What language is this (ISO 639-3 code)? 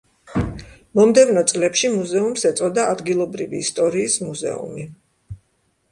kat